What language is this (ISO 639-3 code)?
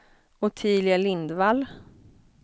swe